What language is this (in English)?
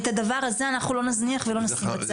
Hebrew